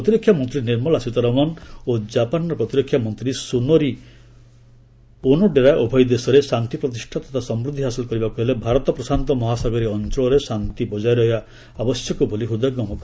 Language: Odia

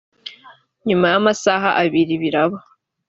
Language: Kinyarwanda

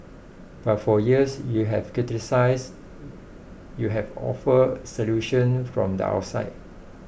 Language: English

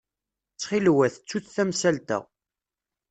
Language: Kabyle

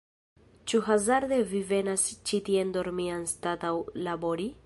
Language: Esperanto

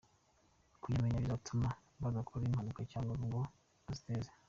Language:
Kinyarwanda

